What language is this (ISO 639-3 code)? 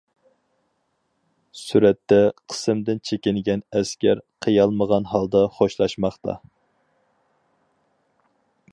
uig